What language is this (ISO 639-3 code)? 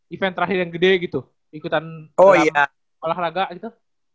ind